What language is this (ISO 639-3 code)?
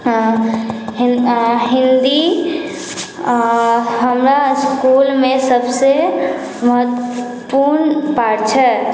mai